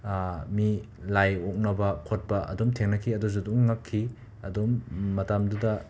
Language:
Manipuri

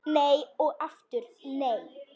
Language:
Icelandic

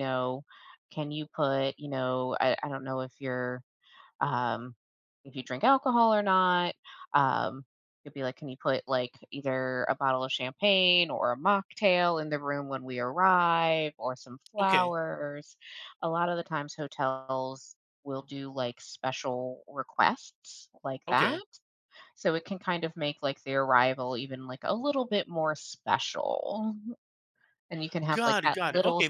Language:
English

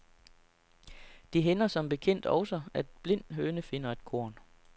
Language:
Danish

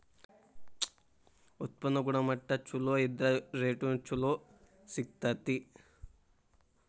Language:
Kannada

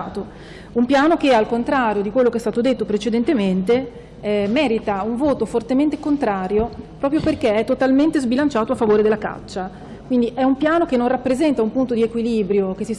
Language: Italian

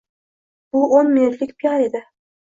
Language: Uzbek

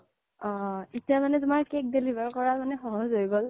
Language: Assamese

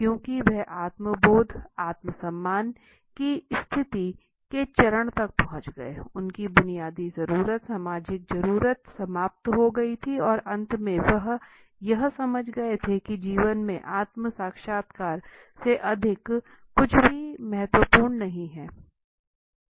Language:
Hindi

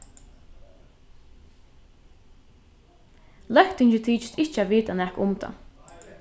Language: Faroese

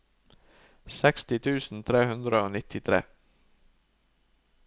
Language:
Norwegian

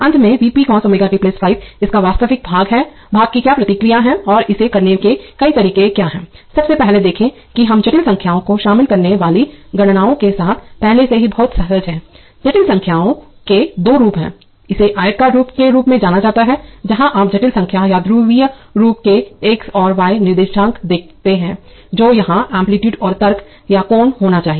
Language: Hindi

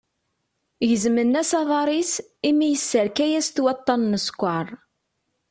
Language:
Kabyle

